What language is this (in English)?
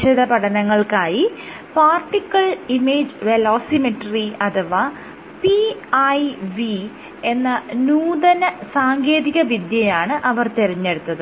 Malayalam